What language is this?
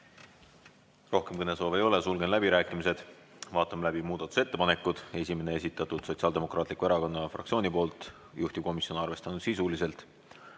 Estonian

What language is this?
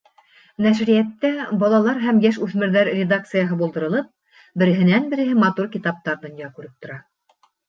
Bashkir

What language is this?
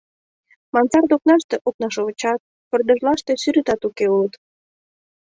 Mari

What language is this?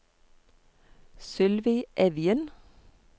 Norwegian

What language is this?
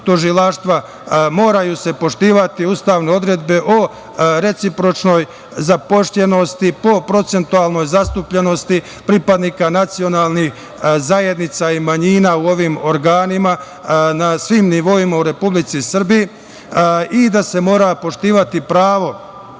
Serbian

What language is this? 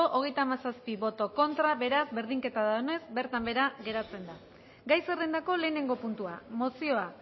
Basque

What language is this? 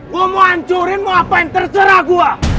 Indonesian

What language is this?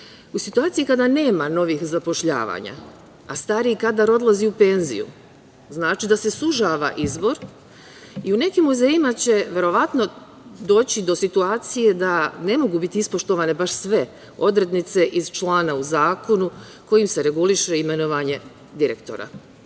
Serbian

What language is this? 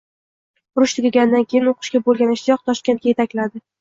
Uzbek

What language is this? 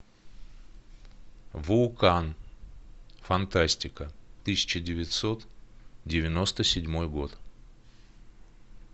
Russian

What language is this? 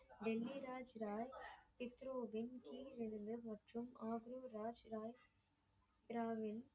Tamil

